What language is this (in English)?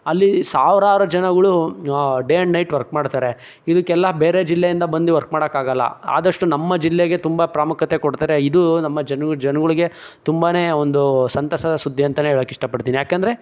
Kannada